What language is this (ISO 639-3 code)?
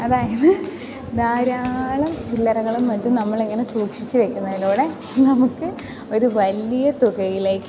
mal